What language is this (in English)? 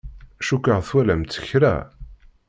Kabyle